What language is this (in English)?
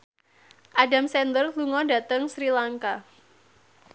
Javanese